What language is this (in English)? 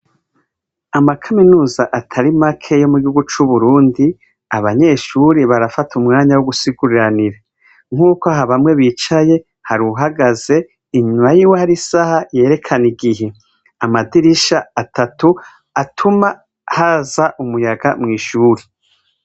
Rundi